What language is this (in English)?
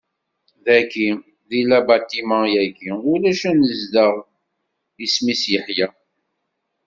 Kabyle